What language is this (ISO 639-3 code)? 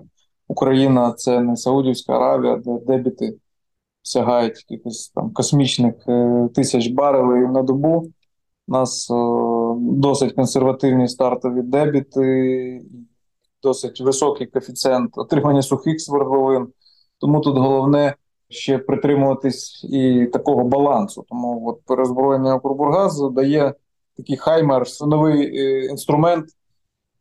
ukr